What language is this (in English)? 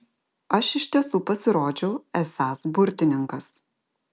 Lithuanian